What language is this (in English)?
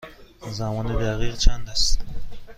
Persian